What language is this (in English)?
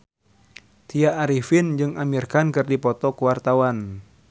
Sundanese